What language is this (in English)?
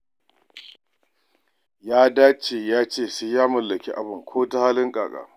Hausa